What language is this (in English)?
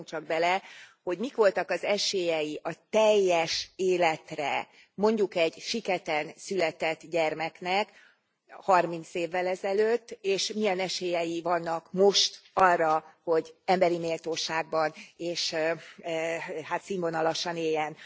Hungarian